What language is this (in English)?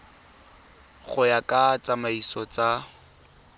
Tswana